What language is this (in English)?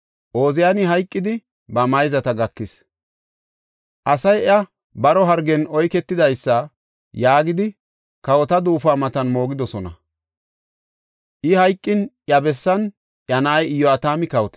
Gofa